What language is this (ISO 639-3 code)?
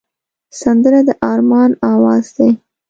pus